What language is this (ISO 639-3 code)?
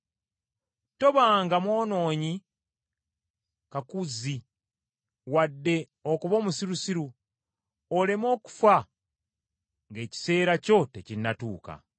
lug